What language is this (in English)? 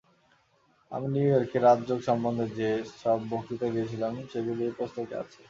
Bangla